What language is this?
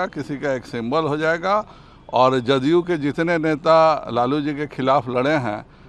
Hindi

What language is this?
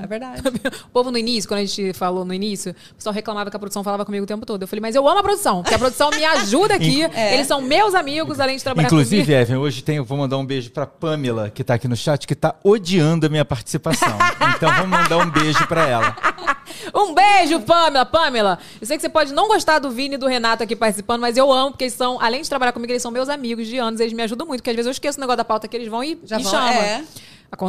Portuguese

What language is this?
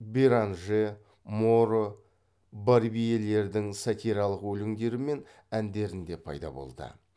Kazakh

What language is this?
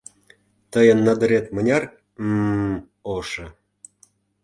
Mari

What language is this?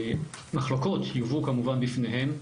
Hebrew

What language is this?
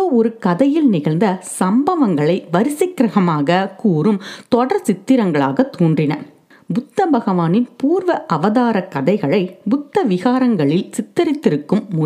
Tamil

